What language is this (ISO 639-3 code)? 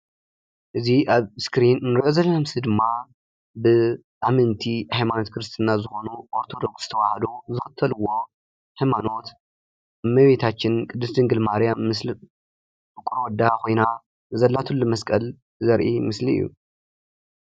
tir